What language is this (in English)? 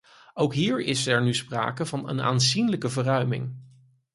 Dutch